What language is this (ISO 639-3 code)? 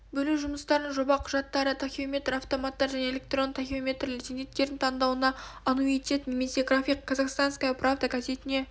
kaz